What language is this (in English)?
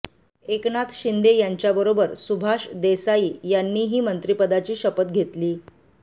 Marathi